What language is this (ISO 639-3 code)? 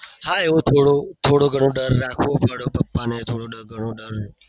guj